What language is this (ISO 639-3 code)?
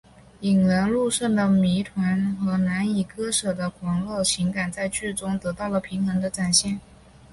zho